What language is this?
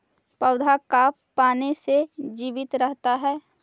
Magahi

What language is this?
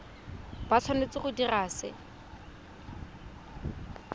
Tswana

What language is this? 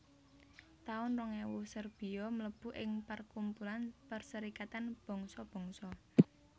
Javanese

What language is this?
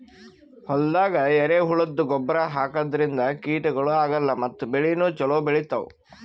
Kannada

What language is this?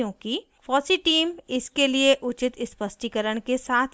Hindi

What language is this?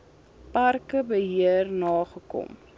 Afrikaans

